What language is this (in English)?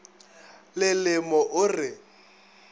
Northern Sotho